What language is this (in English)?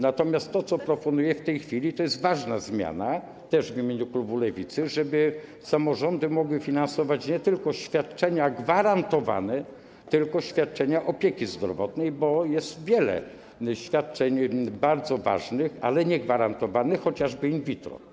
Polish